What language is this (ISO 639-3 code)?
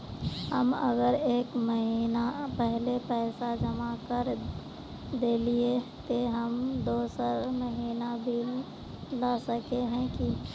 mag